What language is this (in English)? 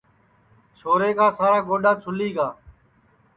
Sansi